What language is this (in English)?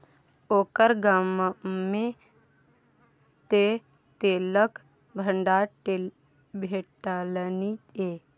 Maithili